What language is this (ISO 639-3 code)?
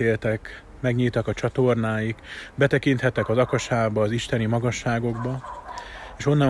hun